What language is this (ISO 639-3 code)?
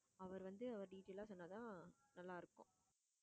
tam